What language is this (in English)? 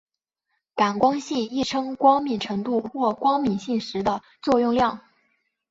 Chinese